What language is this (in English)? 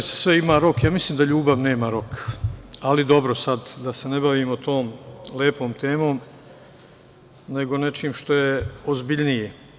Serbian